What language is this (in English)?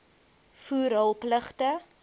Afrikaans